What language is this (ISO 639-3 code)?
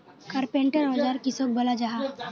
mag